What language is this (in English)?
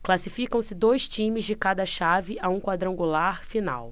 Portuguese